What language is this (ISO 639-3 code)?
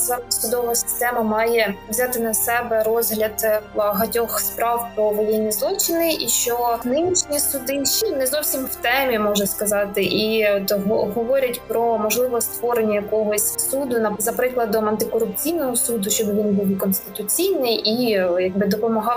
ukr